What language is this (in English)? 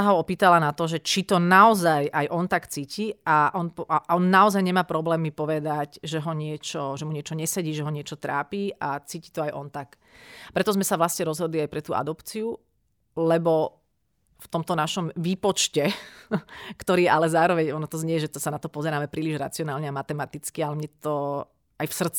Slovak